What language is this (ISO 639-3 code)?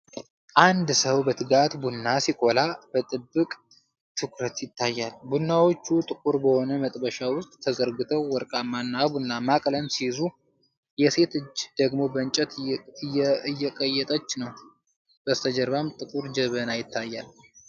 amh